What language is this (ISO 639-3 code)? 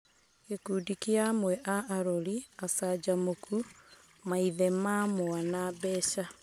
kik